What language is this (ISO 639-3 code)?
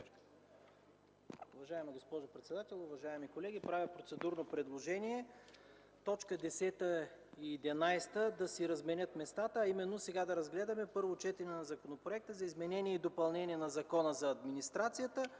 bul